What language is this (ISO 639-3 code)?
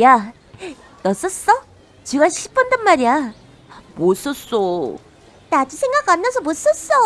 kor